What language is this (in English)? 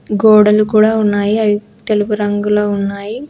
Telugu